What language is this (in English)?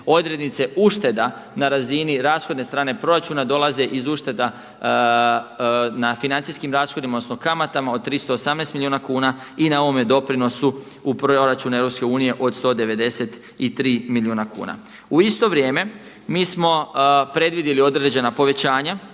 Croatian